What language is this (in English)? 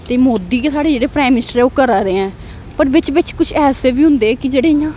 Dogri